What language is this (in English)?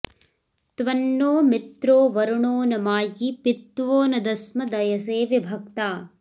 Sanskrit